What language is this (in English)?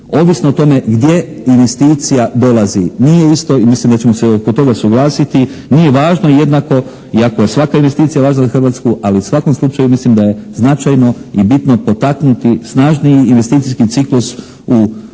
Croatian